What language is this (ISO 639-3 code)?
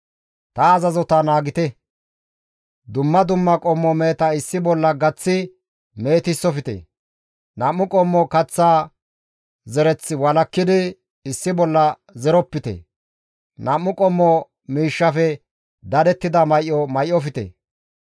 gmv